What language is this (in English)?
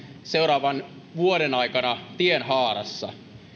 Finnish